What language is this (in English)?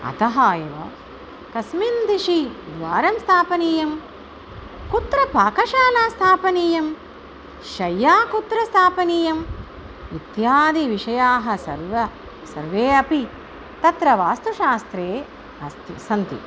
Sanskrit